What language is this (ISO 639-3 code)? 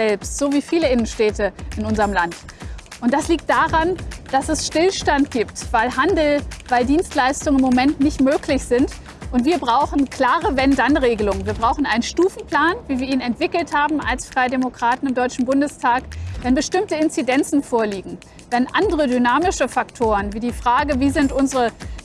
deu